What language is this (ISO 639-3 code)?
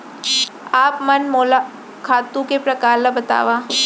hne